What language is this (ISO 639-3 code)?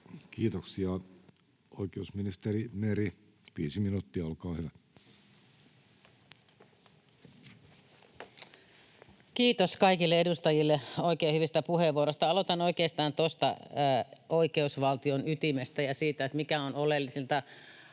fin